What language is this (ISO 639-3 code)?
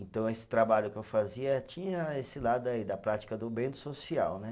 por